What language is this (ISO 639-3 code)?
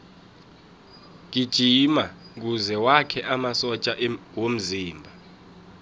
nbl